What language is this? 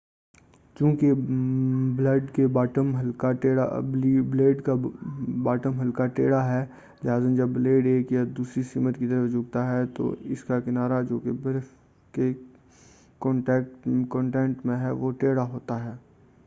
Urdu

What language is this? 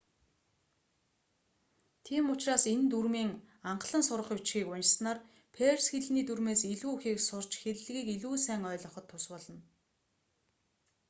Mongolian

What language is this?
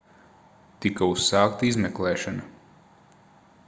Latvian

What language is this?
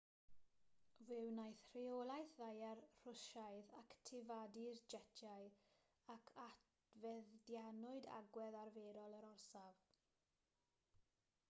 Welsh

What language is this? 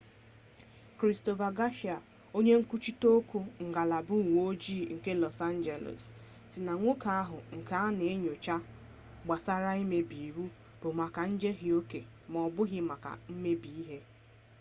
Igbo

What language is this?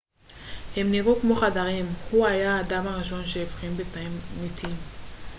Hebrew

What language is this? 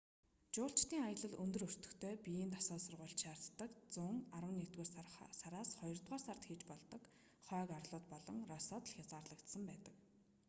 Mongolian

